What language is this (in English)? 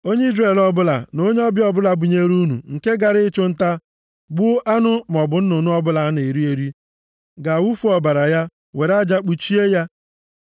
Igbo